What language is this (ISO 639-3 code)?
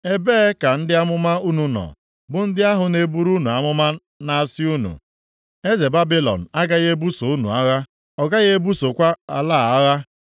ibo